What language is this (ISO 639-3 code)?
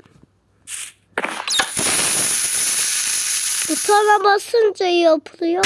tur